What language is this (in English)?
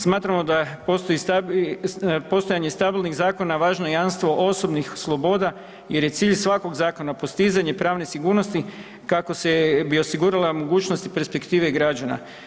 Croatian